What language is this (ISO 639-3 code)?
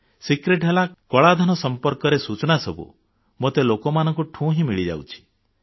ori